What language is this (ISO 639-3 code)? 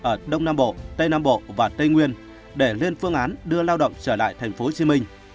vie